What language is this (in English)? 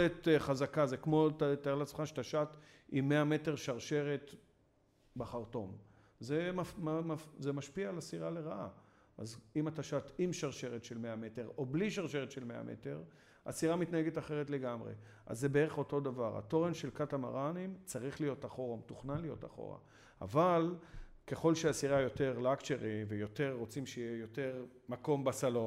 Hebrew